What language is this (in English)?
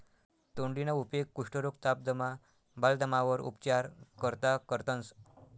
Marathi